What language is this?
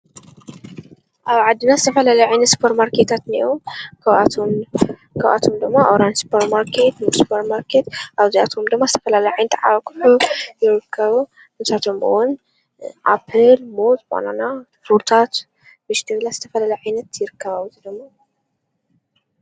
Tigrinya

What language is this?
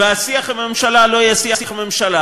Hebrew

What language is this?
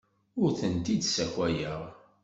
Kabyle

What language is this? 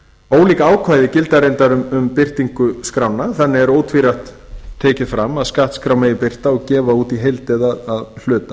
Icelandic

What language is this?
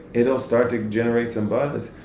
English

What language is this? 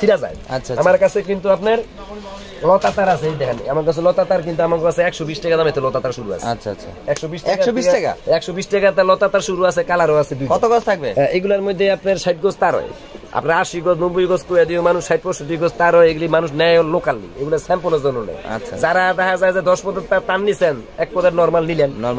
Bangla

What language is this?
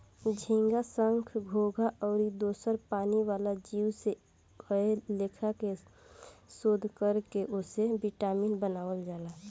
Bhojpuri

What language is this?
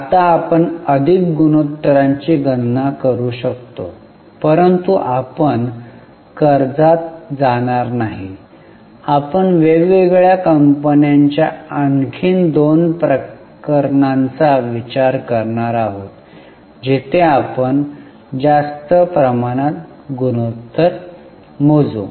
Marathi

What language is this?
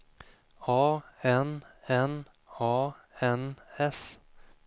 Swedish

